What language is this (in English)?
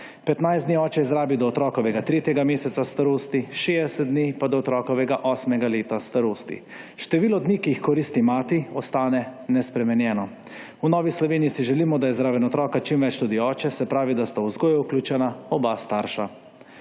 Slovenian